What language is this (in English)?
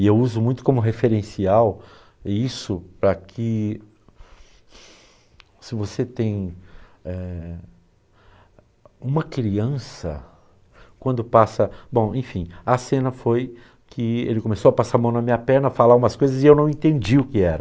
Portuguese